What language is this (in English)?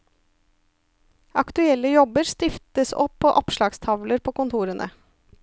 Norwegian